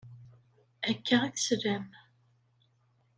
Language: Kabyle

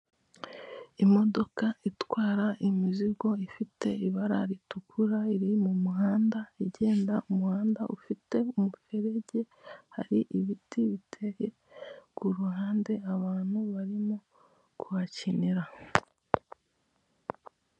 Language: Kinyarwanda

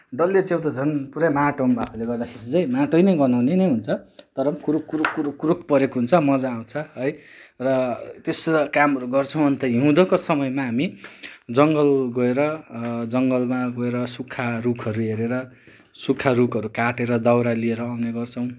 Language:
Nepali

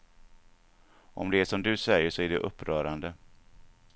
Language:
Swedish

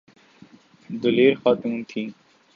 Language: Urdu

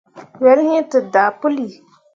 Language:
Mundang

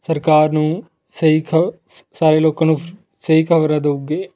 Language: Punjabi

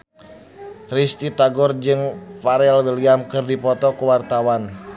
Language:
Sundanese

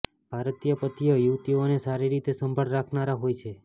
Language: Gujarati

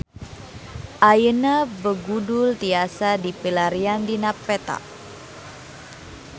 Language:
Sundanese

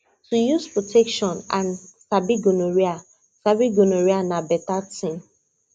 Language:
Nigerian Pidgin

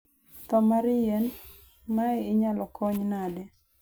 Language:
Luo (Kenya and Tanzania)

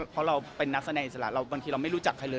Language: Thai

